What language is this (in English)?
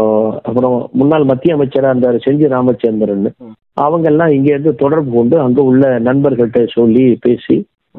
Tamil